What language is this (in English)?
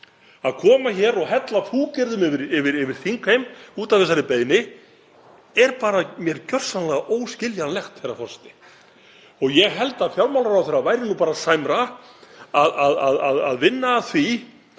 Icelandic